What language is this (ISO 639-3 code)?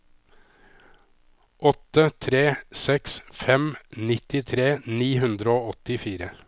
nor